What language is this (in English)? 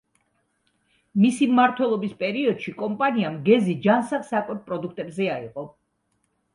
Georgian